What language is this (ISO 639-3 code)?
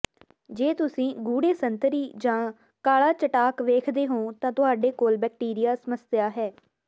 pan